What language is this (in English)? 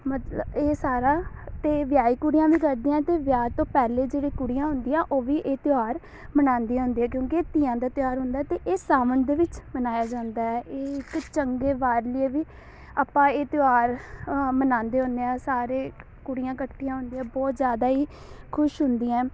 Punjabi